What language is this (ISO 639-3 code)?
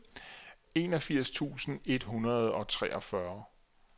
dan